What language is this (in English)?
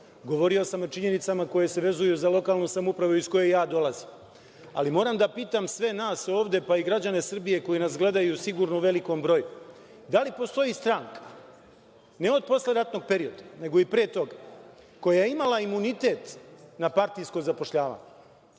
Serbian